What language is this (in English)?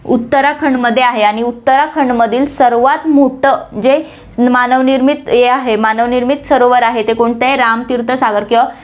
Marathi